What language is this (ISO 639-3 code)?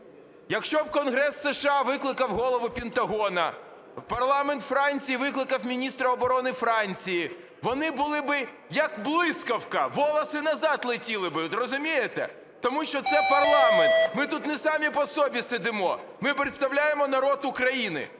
ukr